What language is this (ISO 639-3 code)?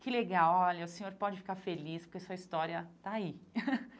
por